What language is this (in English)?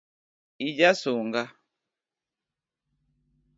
Luo (Kenya and Tanzania)